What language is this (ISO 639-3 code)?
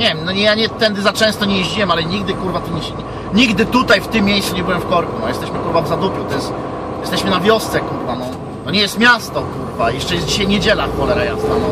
pol